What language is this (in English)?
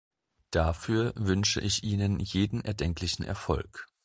German